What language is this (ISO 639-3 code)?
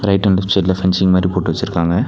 tam